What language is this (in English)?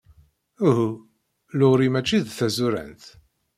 Kabyle